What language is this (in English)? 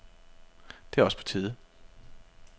Danish